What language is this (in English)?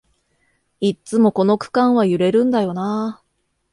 Japanese